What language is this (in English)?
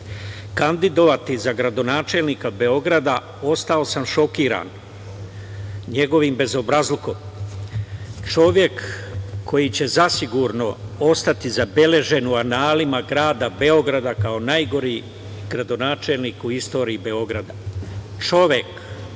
Serbian